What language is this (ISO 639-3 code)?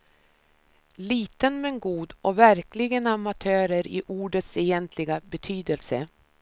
swe